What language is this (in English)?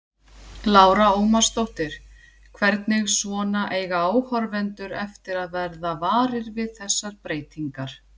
Icelandic